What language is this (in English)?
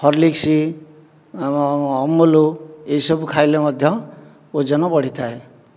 Odia